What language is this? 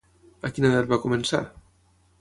Catalan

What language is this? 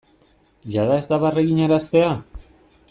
Basque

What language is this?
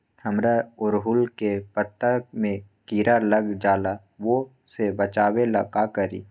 Magahi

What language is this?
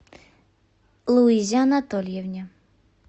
Russian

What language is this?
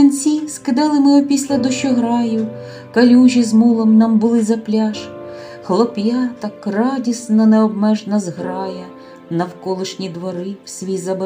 Ukrainian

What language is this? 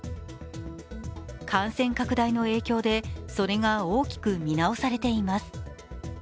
Japanese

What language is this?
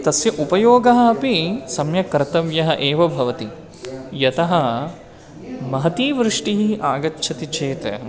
Sanskrit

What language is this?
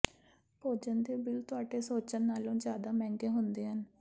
Punjabi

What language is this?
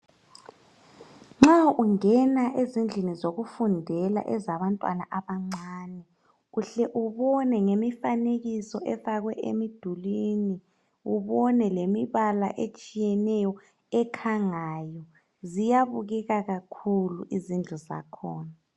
North Ndebele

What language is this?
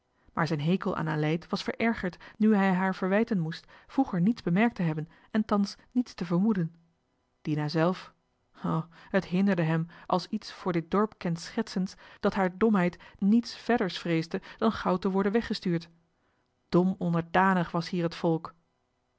Dutch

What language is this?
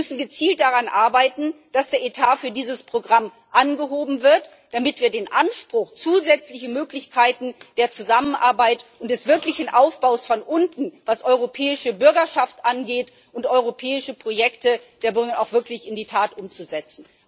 German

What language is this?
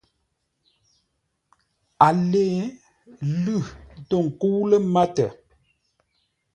Ngombale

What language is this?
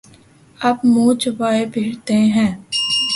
Urdu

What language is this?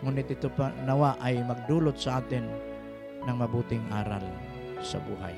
Filipino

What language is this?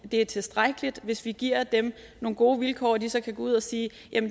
Danish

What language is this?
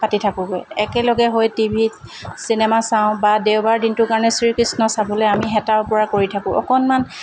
Assamese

